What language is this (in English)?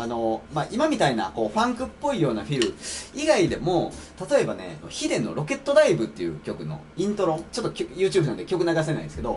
Japanese